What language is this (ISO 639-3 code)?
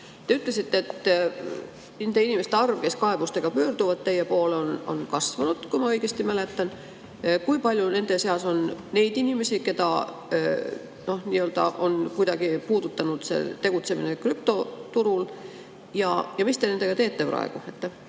est